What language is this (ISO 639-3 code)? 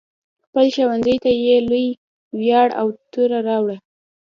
pus